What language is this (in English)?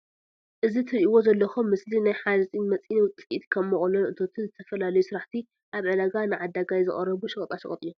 Tigrinya